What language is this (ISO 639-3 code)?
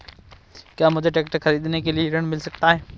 hin